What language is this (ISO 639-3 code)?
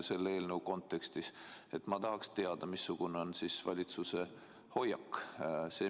est